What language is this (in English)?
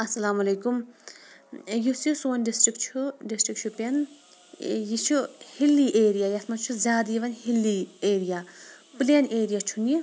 Kashmiri